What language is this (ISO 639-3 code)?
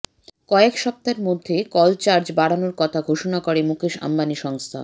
ben